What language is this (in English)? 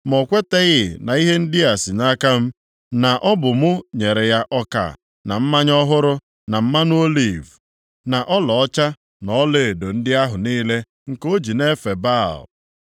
Igbo